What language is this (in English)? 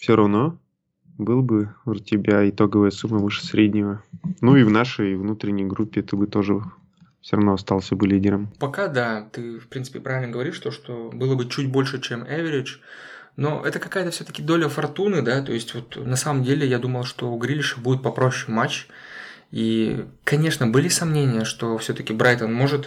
Russian